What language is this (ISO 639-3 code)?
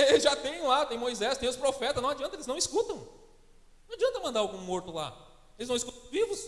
por